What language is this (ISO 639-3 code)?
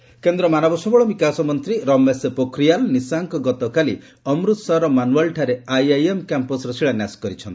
ori